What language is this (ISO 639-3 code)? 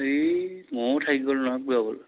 asm